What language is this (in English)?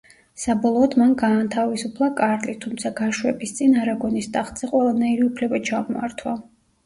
Georgian